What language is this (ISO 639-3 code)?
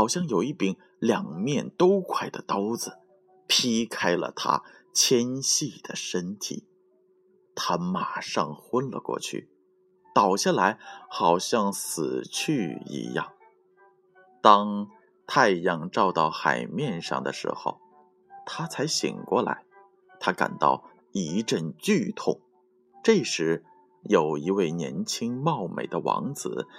zho